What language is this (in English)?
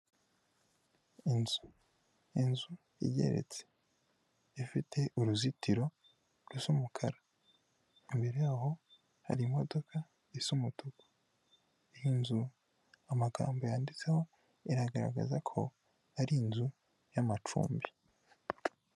Kinyarwanda